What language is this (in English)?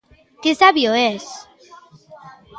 Galician